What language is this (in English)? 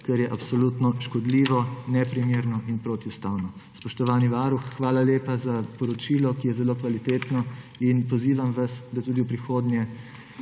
Slovenian